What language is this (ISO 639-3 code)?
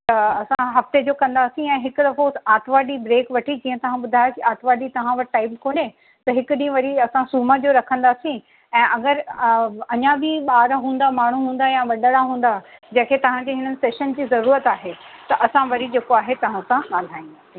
snd